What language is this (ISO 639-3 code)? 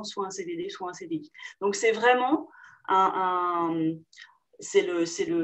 fra